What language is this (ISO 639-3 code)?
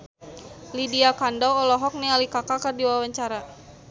sun